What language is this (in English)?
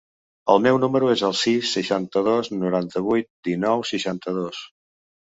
Catalan